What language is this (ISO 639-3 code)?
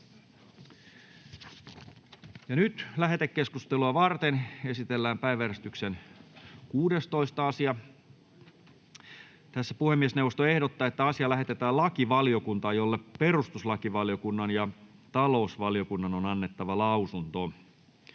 fin